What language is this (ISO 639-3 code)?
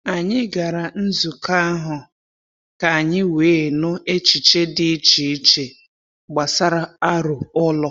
ibo